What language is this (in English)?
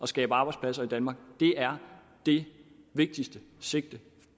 Danish